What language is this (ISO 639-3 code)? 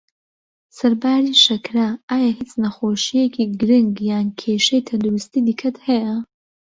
ckb